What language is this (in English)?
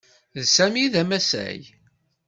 Kabyle